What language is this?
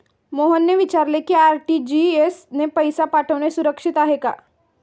Marathi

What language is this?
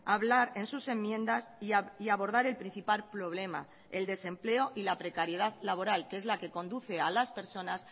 Spanish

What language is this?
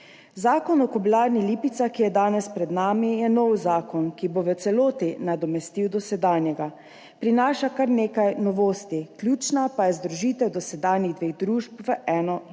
Slovenian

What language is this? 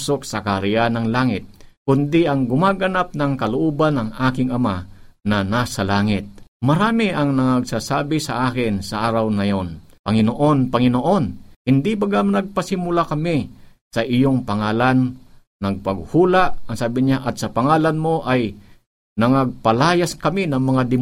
Filipino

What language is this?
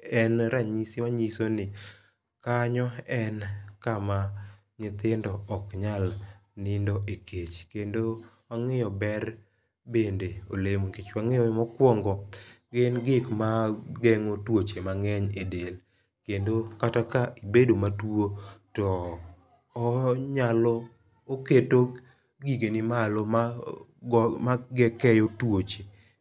Luo (Kenya and Tanzania)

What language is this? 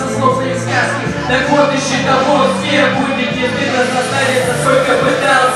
Ukrainian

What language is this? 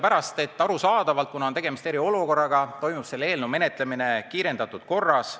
Estonian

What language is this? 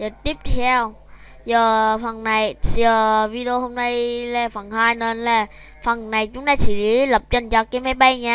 Vietnamese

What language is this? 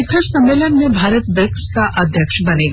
Hindi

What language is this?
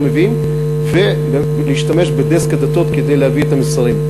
Hebrew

